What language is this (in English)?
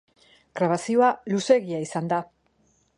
Basque